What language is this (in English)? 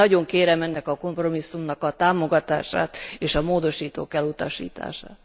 Hungarian